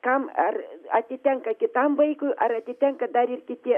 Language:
Lithuanian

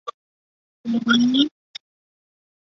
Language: Chinese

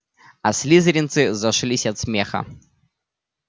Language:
Russian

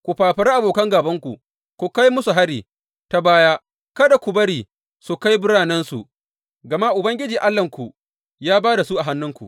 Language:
Hausa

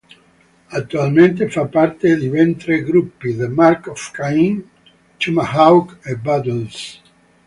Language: Italian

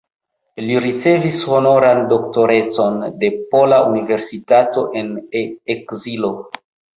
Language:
Esperanto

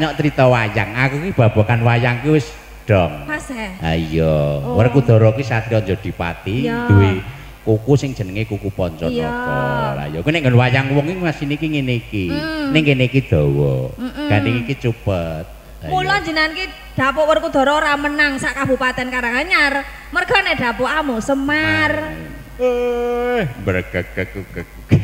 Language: Indonesian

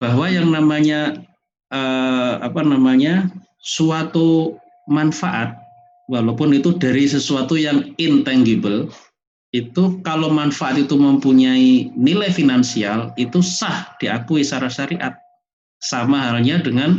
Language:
Indonesian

